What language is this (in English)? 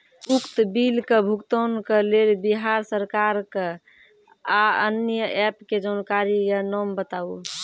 Maithili